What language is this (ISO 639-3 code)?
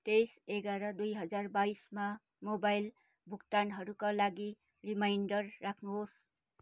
nep